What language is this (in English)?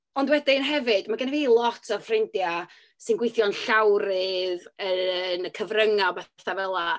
Welsh